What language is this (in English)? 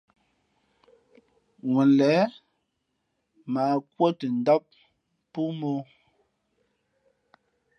Fe'fe'